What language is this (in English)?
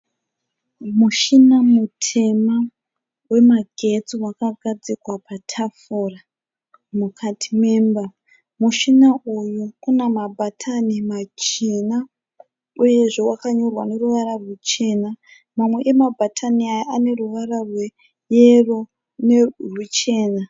Shona